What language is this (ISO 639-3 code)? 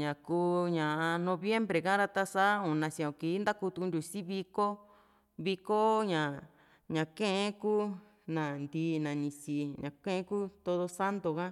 vmc